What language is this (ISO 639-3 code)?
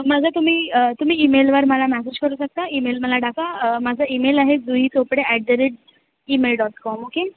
mar